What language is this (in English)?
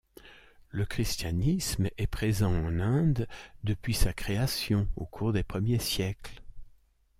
French